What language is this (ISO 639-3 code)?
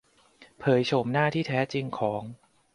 tha